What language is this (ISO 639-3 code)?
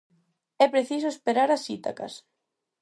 glg